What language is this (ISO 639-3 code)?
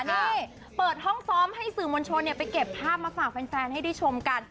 tha